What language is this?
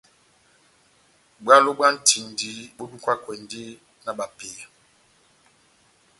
Batanga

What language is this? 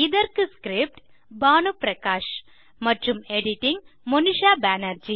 Tamil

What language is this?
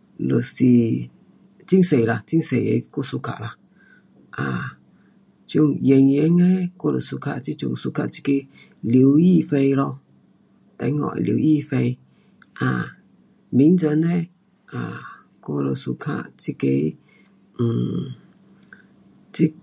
Pu-Xian Chinese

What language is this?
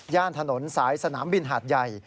Thai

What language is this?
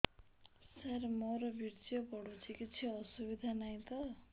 Odia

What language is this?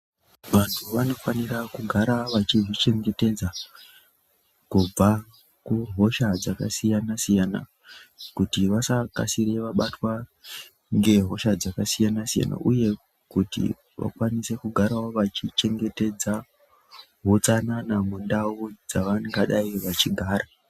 Ndau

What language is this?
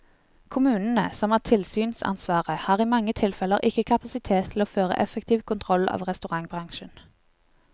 Norwegian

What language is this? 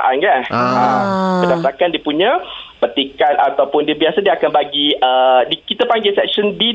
Malay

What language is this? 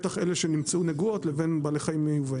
Hebrew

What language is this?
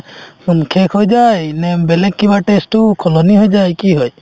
Assamese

